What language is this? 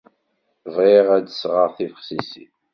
Kabyle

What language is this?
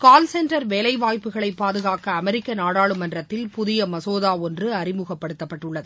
Tamil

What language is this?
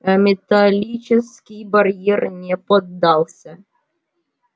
Russian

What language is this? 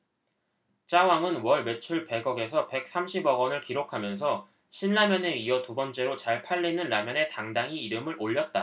Korean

